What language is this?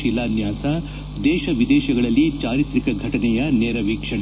Kannada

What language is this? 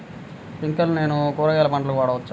Telugu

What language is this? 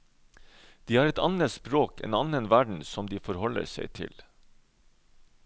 Norwegian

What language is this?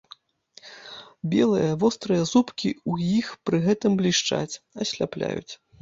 Belarusian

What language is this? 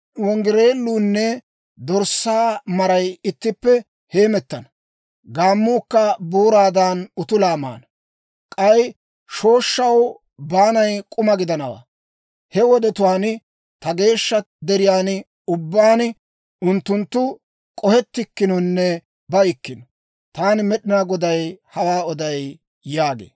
Dawro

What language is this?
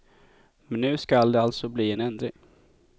Swedish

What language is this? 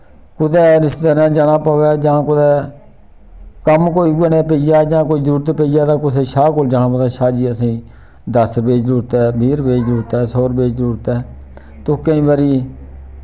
Dogri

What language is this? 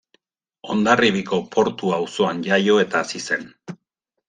Basque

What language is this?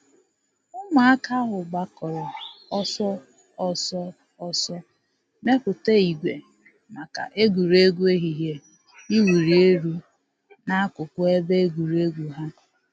Igbo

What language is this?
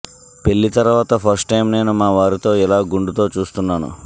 Telugu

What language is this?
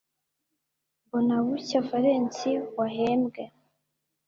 Kinyarwanda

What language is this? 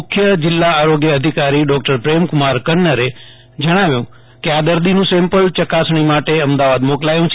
Gujarati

